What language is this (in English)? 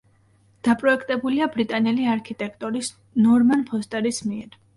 Georgian